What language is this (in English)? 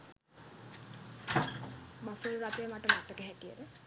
Sinhala